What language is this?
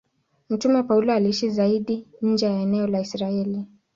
Swahili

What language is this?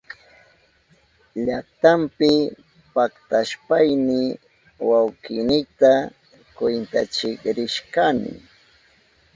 Southern Pastaza Quechua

